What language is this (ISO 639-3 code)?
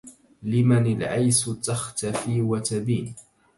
ara